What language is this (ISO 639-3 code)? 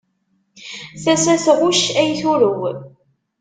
kab